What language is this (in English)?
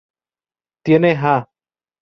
Spanish